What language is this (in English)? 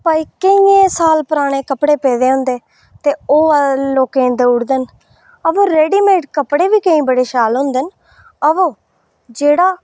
Dogri